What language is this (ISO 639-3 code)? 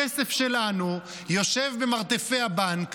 heb